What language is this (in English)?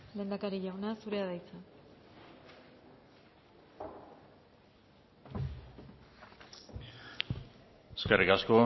Basque